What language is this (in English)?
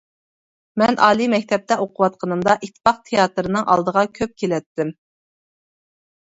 Uyghur